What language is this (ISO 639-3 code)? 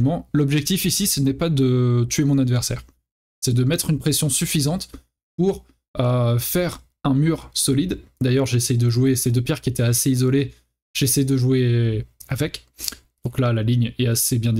fra